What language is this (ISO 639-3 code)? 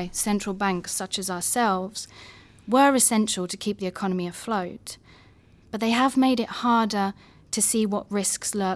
eng